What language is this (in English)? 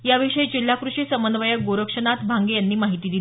Marathi